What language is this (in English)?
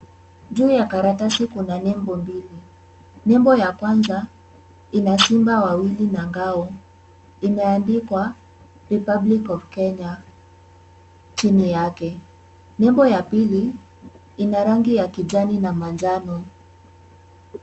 Swahili